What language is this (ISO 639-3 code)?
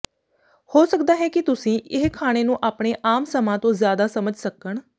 pan